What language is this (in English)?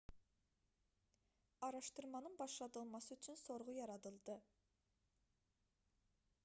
Azerbaijani